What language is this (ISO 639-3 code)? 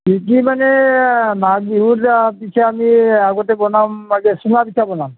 asm